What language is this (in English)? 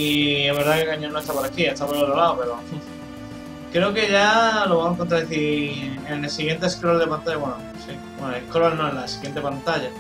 Spanish